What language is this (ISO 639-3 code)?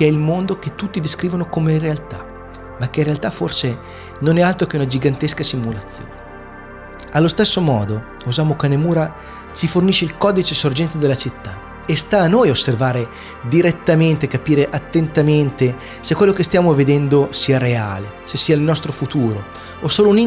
ita